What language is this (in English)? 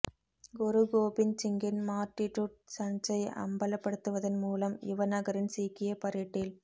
Tamil